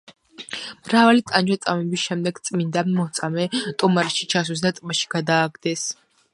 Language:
Georgian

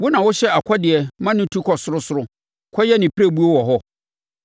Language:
Akan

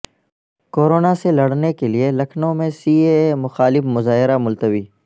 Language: Urdu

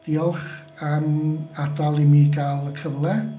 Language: Welsh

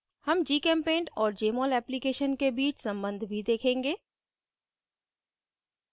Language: Hindi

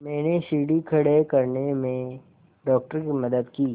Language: Hindi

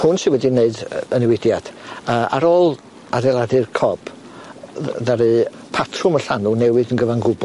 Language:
Welsh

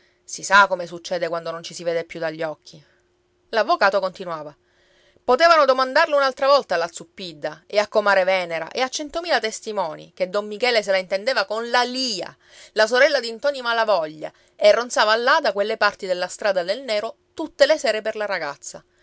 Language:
Italian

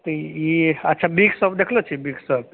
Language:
Maithili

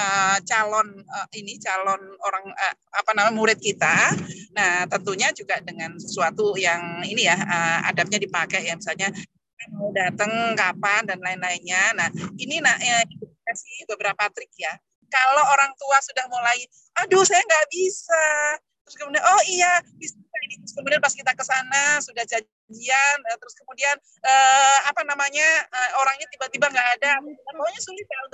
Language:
Indonesian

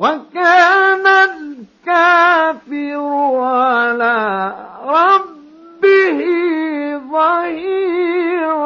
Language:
Arabic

